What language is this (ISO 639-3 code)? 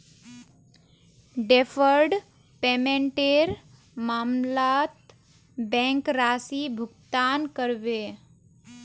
mag